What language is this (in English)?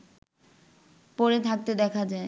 Bangla